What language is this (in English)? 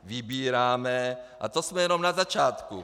Czech